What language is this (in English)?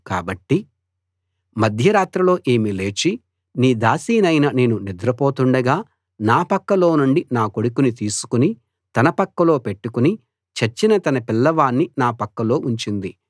Telugu